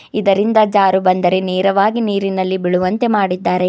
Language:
Kannada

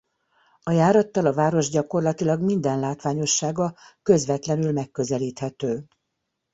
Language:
Hungarian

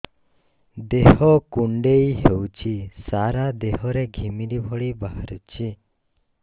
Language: Odia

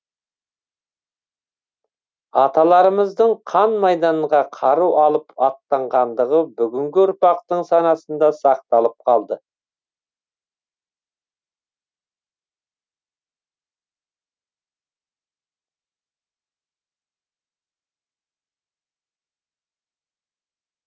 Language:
Kazakh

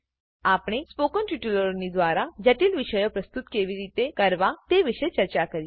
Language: Gujarati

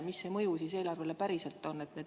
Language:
Estonian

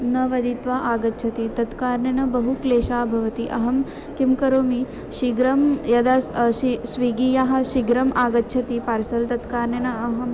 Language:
Sanskrit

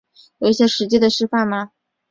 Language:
Chinese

